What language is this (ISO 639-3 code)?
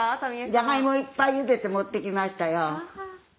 jpn